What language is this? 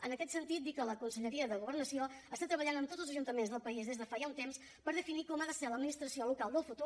Catalan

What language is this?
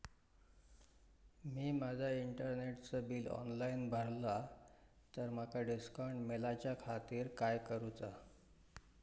Marathi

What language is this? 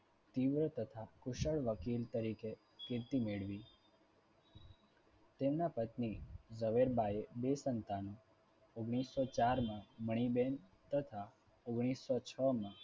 Gujarati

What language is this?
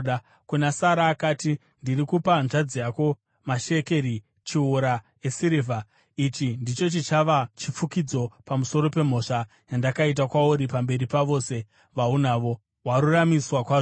Shona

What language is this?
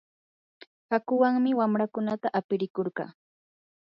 Yanahuanca Pasco Quechua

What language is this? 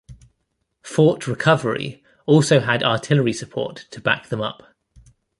English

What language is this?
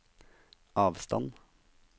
Norwegian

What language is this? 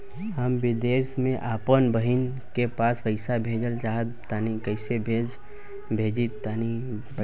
Bhojpuri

